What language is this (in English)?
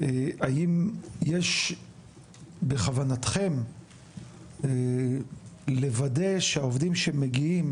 Hebrew